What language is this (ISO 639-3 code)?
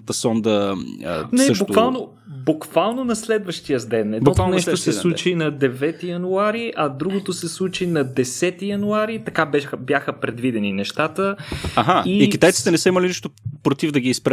bul